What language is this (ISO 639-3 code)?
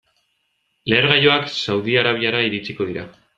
eus